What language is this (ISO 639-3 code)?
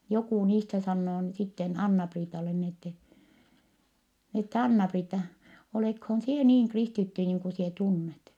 fin